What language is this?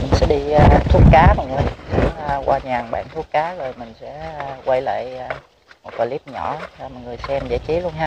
Vietnamese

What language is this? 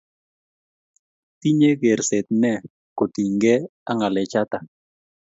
Kalenjin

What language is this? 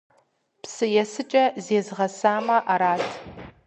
Kabardian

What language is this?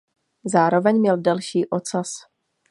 Czech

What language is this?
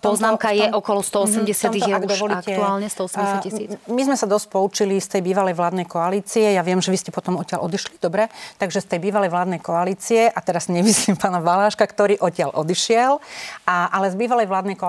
Slovak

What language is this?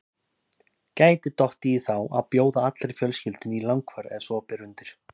Icelandic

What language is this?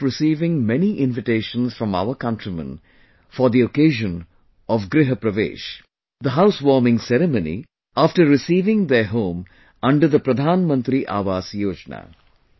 English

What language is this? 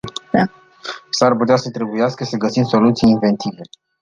Romanian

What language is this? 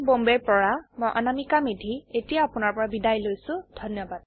Assamese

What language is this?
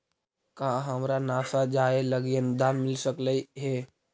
Magahi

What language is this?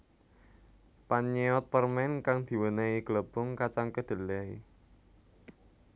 Javanese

